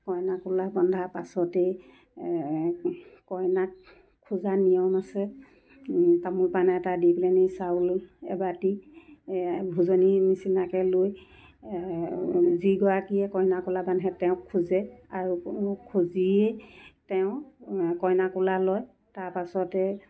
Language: Assamese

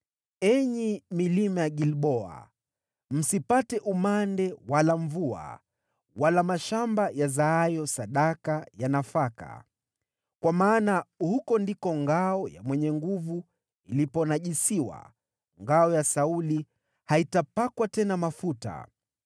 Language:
Swahili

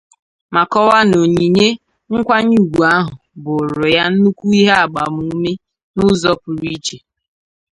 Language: Igbo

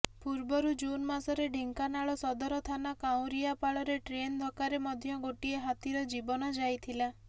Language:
Odia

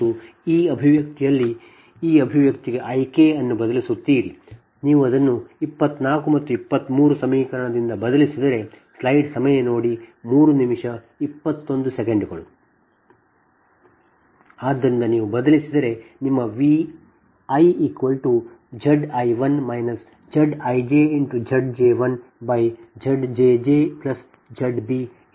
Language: Kannada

